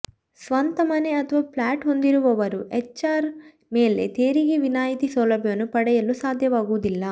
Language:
Kannada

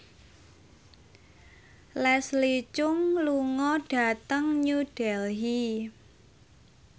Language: Javanese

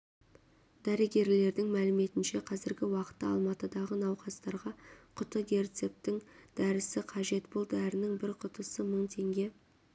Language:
Kazakh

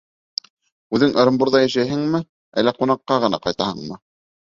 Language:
Bashkir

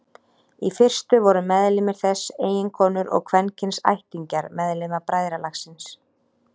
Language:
Icelandic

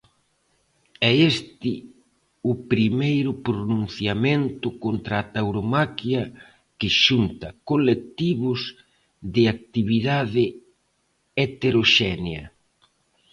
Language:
Galician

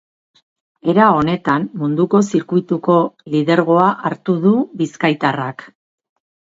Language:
Basque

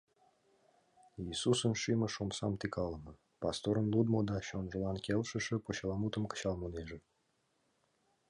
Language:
Mari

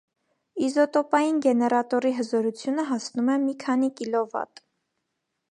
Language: Armenian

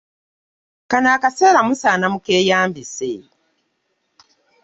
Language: Ganda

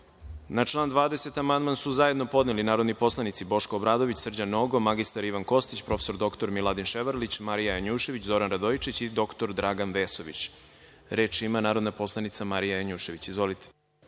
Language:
Serbian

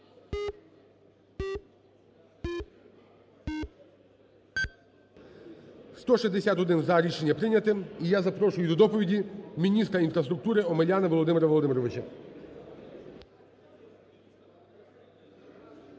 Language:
Ukrainian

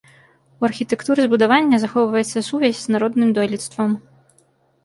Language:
Belarusian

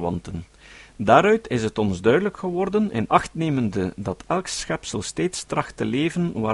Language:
Dutch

